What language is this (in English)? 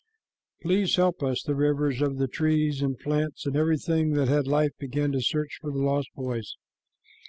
English